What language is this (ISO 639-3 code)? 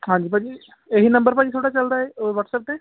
pan